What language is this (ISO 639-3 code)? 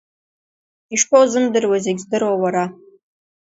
abk